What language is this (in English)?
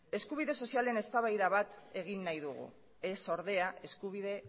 Basque